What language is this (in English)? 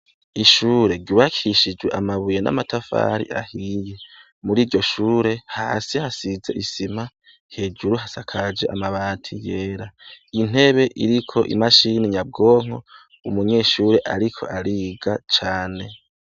Rundi